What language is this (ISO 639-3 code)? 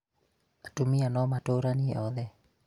kik